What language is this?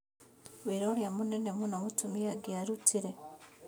Kikuyu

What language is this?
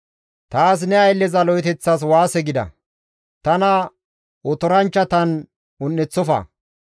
Gamo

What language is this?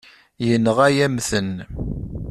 Kabyle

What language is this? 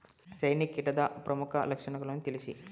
Kannada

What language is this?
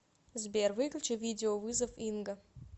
Russian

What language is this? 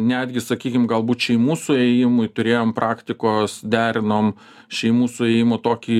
Lithuanian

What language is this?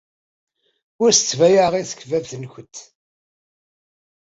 Kabyle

